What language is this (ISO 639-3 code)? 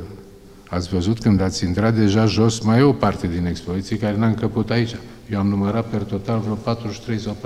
ron